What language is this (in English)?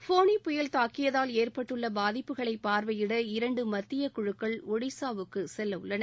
Tamil